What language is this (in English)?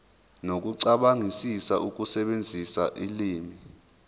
Zulu